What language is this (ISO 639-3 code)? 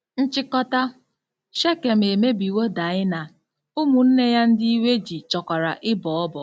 ibo